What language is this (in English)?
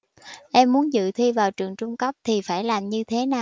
Vietnamese